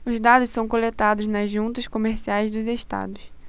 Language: Portuguese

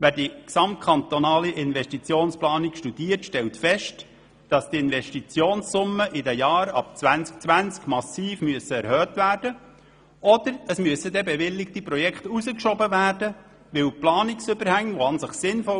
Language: Swiss German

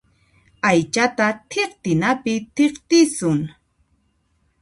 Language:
Puno Quechua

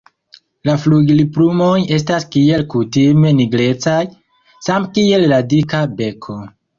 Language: Esperanto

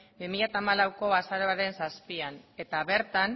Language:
Basque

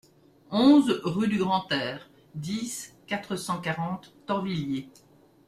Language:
French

